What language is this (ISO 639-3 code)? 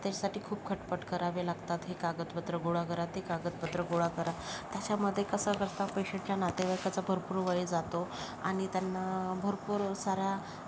mar